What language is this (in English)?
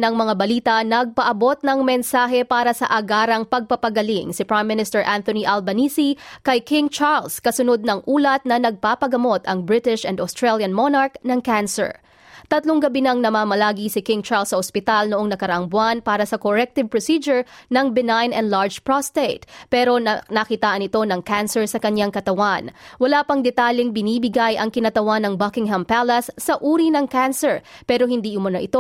Filipino